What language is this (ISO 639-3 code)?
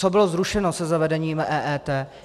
ces